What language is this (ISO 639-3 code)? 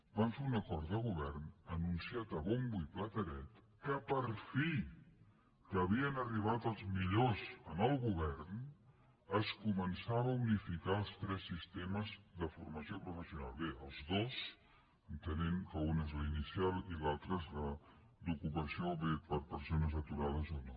cat